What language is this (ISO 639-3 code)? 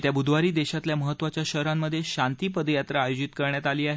mar